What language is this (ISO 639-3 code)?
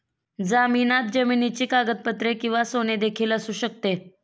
mar